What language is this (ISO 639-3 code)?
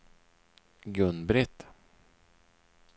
swe